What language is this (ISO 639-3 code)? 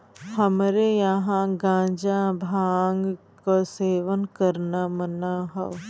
bho